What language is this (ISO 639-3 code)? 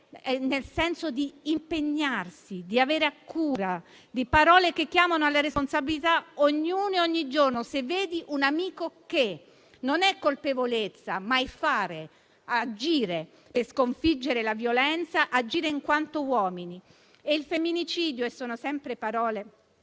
ita